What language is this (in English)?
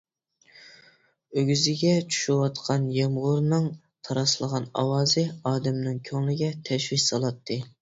Uyghur